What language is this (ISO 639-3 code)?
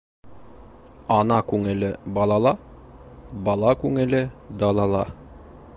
bak